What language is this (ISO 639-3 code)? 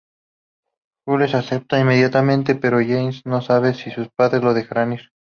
spa